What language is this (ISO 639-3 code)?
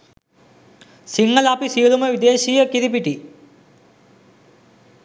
sin